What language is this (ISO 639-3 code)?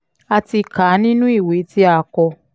yor